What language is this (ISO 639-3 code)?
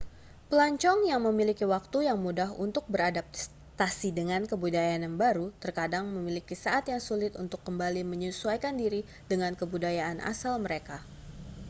ind